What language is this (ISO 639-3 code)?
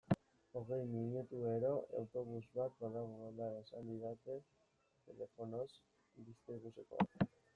eus